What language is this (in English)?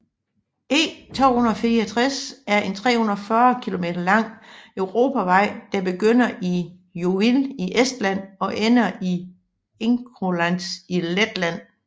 Danish